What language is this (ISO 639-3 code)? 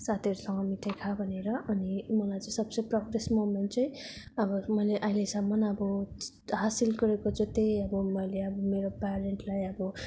nep